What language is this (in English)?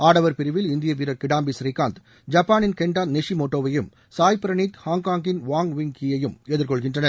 Tamil